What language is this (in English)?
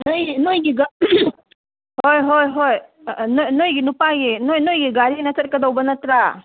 Manipuri